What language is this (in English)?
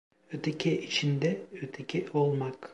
Turkish